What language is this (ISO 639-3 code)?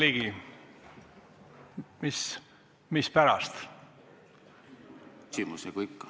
est